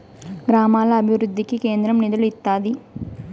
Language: Telugu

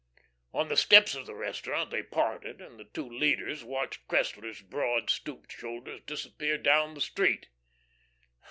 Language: English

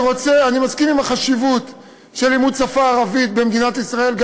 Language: Hebrew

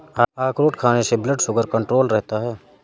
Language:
Hindi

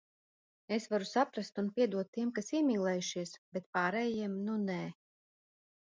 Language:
Latvian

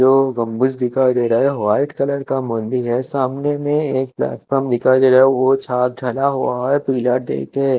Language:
Hindi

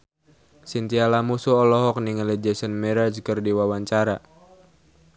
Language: Sundanese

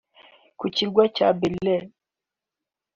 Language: Kinyarwanda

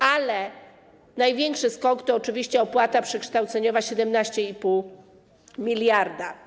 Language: Polish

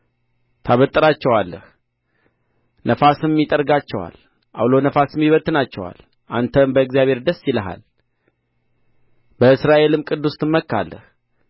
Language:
Amharic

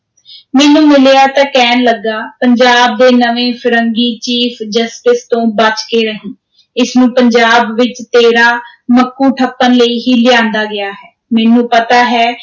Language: Punjabi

